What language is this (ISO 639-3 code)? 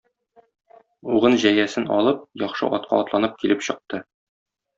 tat